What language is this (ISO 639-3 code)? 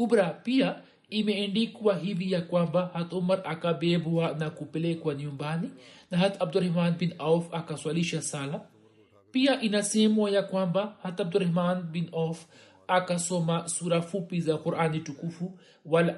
swa